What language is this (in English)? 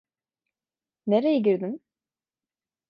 Turkish